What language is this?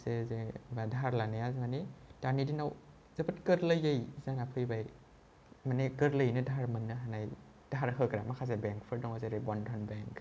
Bodo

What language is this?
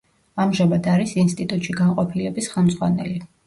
Georgian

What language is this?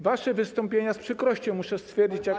Polish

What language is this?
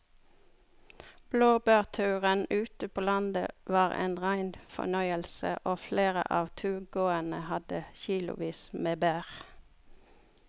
Norwegian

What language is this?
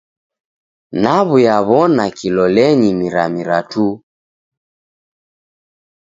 Taita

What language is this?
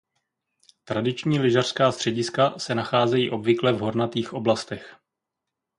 Czech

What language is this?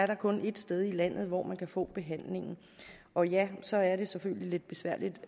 Danish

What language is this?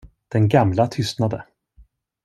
Swedish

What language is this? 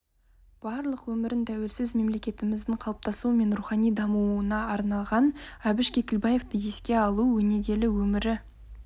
Kazakh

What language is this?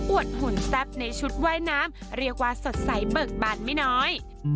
Thai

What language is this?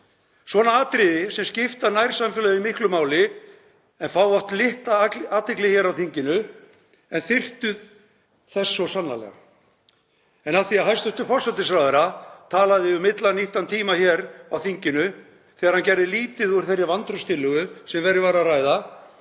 Icelandic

